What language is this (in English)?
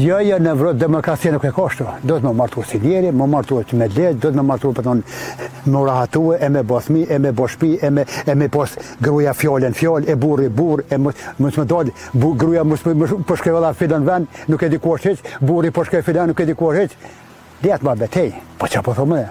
Romanian